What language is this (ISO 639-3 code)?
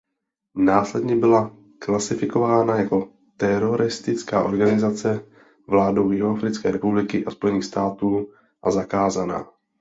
ces